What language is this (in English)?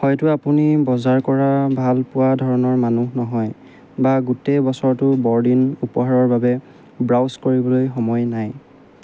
Assamese